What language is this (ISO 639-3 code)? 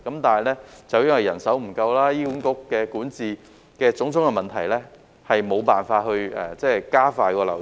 yue